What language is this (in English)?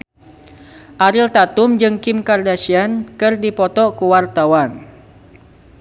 Sundanese